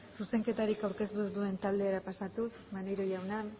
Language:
Basque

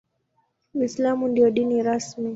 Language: Swahili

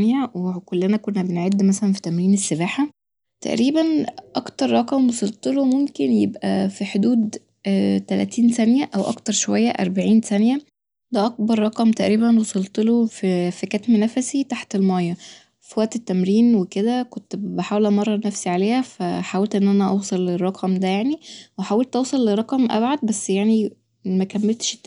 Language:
Egyptian Arabic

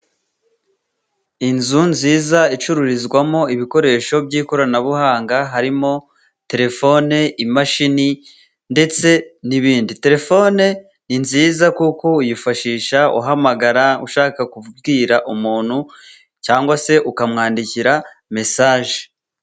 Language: Kinyarwanda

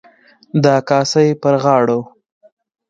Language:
Pashto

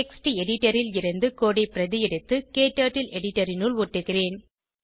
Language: Tamil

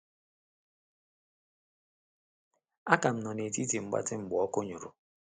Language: Igbo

